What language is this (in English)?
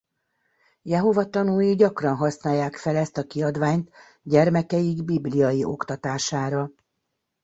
Hungarian